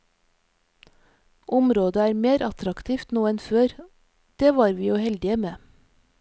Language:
Norwegian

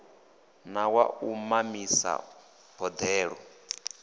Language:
Venda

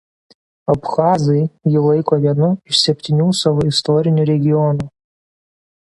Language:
Lithuanian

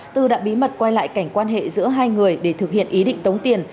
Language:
Vietnamese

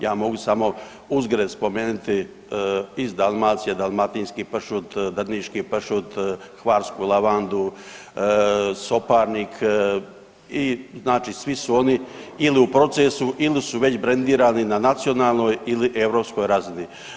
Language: Croatian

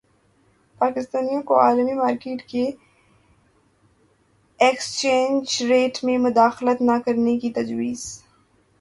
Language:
Urdu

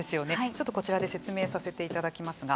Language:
Japanese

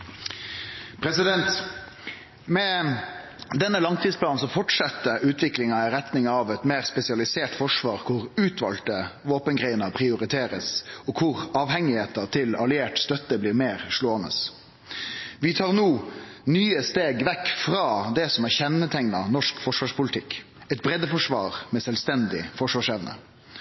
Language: Norwegian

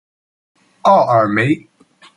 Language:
Chinese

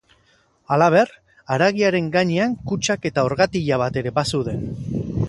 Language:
Basque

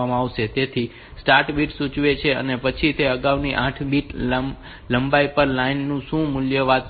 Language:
Gujarati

